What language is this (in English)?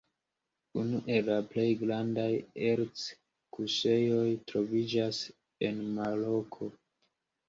Esperanto